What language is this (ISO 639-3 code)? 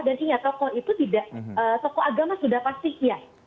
ind